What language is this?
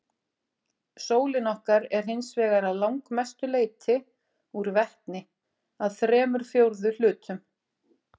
Icelandic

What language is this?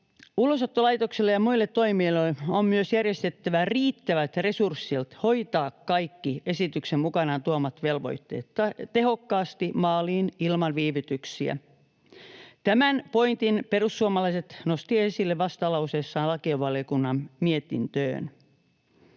Finnish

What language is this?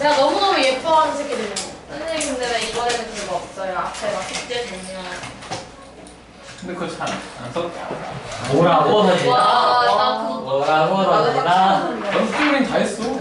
Korean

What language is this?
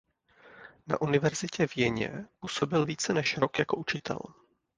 Czech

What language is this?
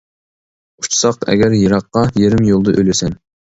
Uyghur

